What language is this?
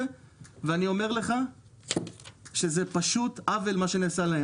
Hebrew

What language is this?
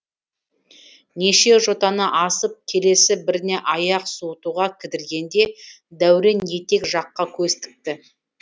Kazakh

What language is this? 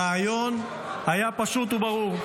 Hebrew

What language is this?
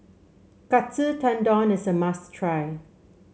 English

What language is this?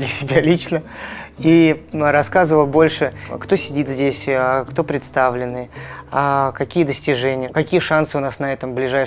Russian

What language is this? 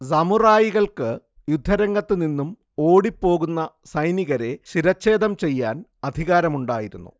Malayalam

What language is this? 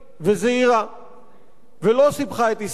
Hebrew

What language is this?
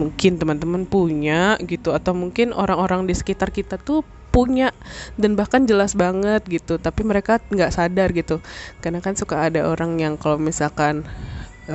Indonesian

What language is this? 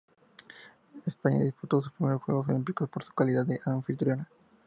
Spanish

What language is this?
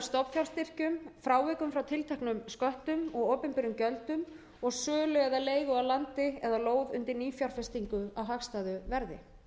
Icelandic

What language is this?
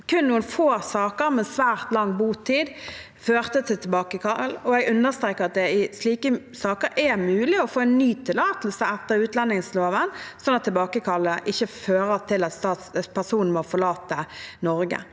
Norwegian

